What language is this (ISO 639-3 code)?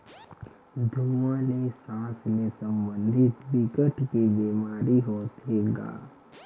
hne